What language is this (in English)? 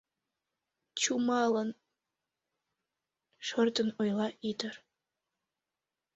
Mari